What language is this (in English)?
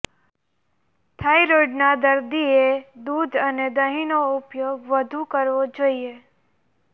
Gujarati